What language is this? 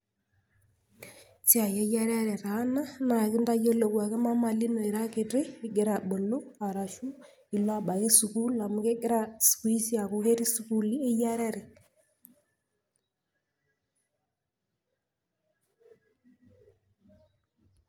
Masai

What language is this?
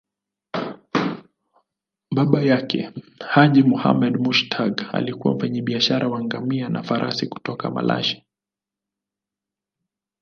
Swahili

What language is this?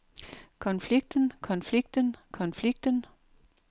Danish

